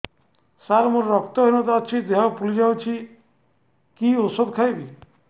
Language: Odia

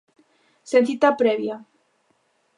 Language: Galician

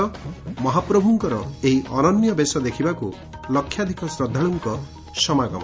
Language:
Odia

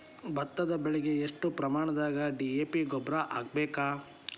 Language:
Kannada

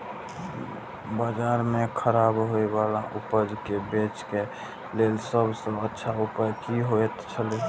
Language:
Maithili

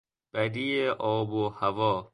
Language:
Persian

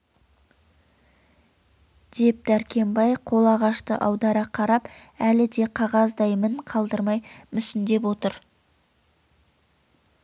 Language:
Kazakh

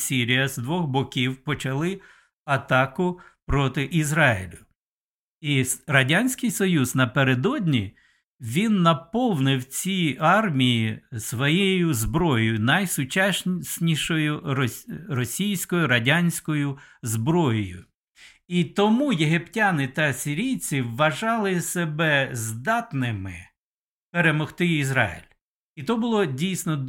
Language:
Ukrainian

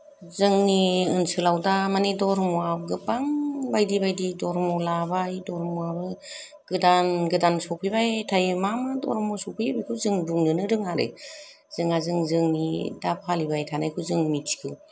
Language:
Bodo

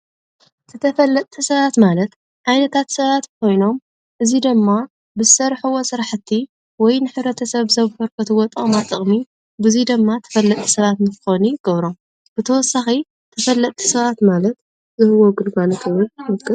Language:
Tigrinya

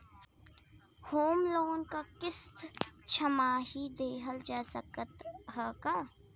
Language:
Bhojpuri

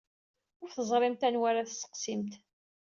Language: Kabyle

